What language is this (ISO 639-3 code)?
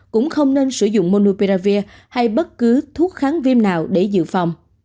vie